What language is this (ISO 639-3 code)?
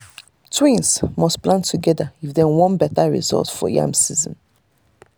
pcm